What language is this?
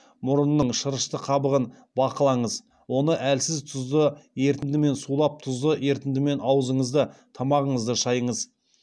Kazakh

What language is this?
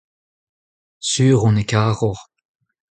Breton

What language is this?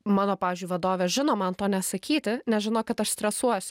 Lithuanian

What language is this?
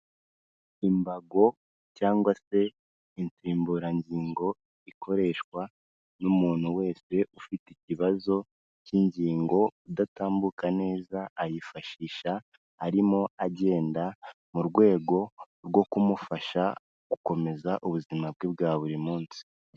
Kinyarwanda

